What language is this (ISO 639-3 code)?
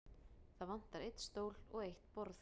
isl